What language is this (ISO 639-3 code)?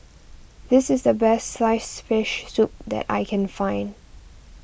eng